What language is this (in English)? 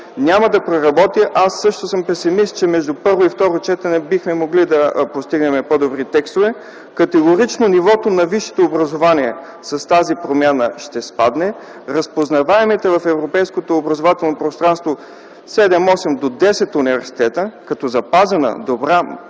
Bulgarian